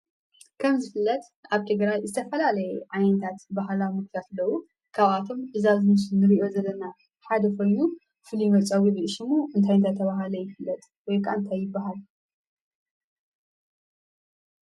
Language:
Tigrinya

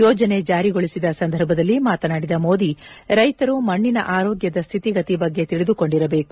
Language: Kannada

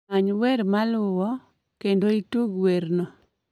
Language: Luo (Kenya and Tanzania)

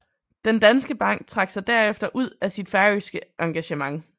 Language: Danish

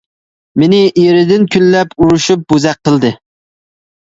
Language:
Uyghur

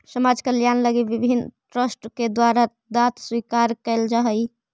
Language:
Magahi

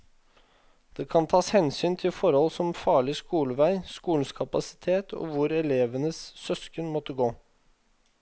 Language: Norwegian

